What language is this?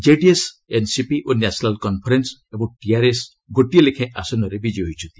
Odia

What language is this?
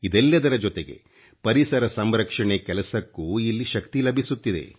Kannada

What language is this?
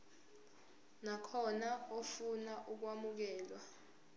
Zulu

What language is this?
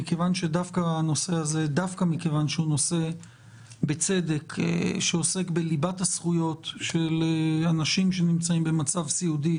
Hebrew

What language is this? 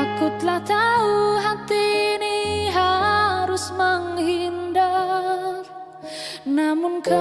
Indonesian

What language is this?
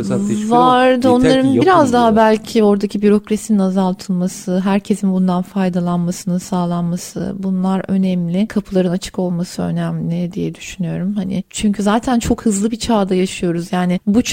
Turkish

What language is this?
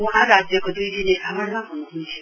Nepali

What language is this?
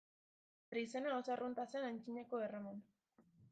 Basque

